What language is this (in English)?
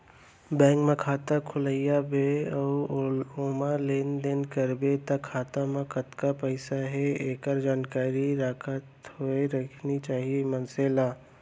Chhattisgarhi